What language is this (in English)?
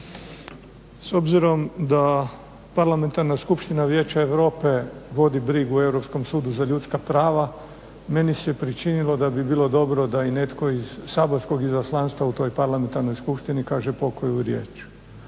Croatian